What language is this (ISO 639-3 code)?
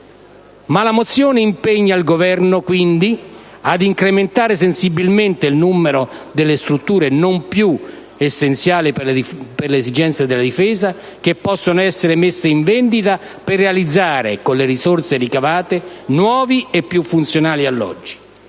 ita